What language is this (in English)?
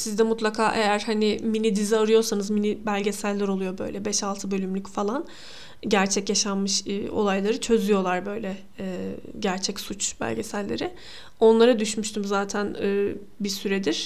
Turkish